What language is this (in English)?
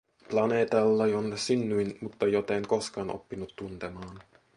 Finnish